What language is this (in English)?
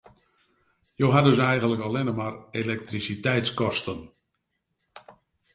Western Frisian